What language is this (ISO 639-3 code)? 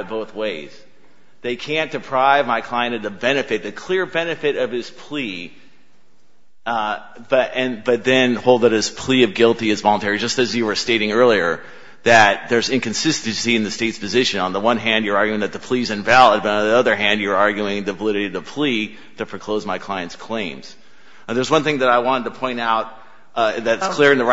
eng